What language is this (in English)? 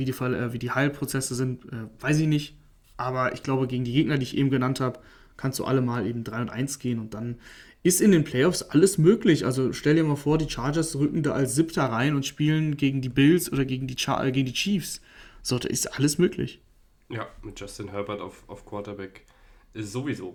German